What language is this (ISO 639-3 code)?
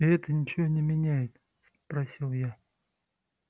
rus